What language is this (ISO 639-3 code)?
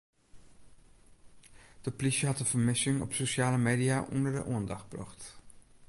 fry